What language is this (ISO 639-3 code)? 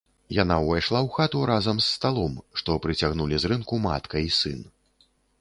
bel